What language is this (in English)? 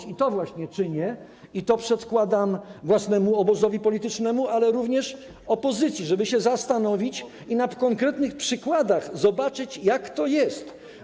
Polish